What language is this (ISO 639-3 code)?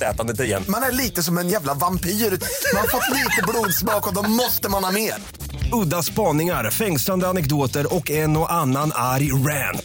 swe